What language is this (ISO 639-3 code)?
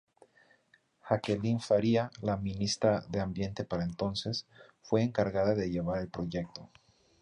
spa